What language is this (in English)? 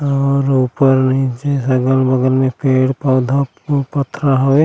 Chhattisgarhi